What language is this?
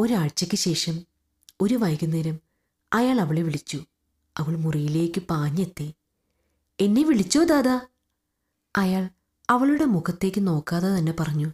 Malayalam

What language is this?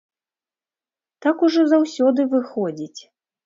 Belarusian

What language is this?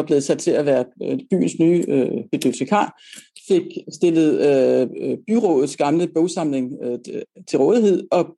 Danish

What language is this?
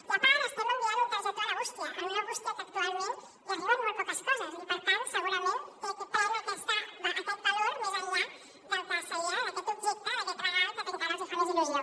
Catalan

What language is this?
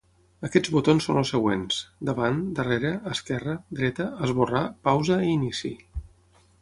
Catalan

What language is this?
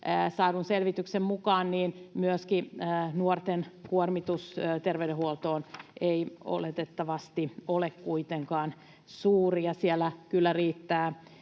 Finnish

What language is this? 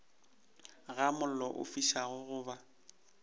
Northern Sotho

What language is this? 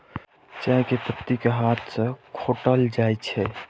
Maithili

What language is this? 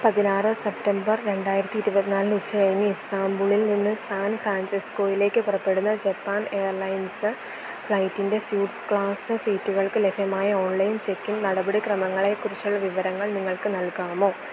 Malayalam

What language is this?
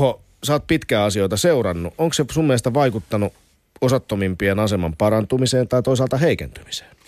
Finnish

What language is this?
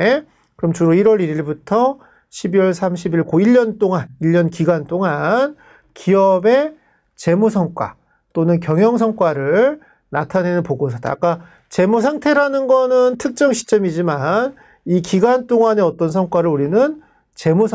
Korean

